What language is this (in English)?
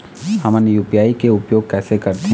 Chhattisgarhi